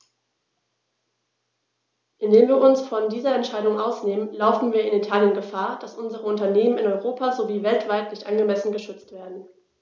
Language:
German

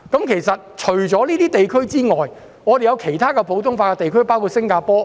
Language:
Cantonese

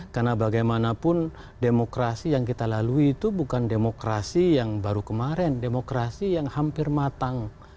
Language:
Indonesian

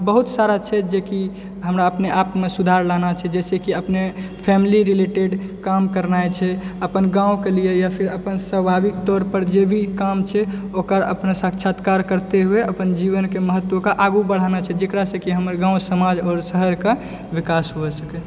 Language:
Maithili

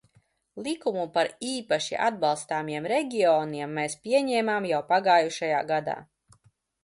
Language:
Latvian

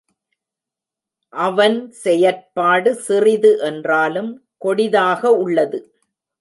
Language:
Tamil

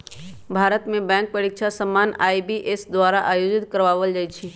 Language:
Magahi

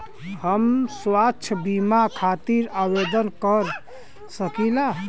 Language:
Bhojpuri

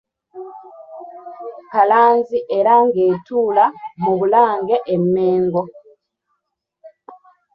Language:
Ganda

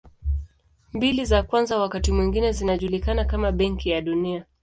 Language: Swahili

